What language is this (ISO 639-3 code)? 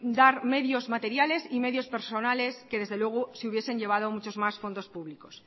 spa